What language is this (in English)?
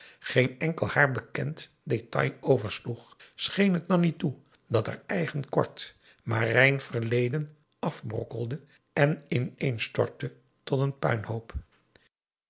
Dutch